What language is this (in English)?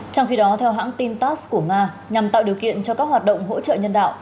Vietnamese